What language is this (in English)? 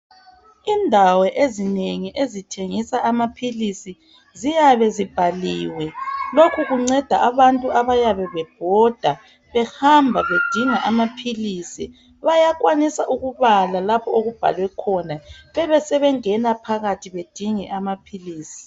North Ndebele